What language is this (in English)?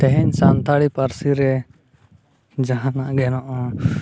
Santali